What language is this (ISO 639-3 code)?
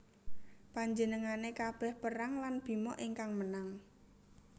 jav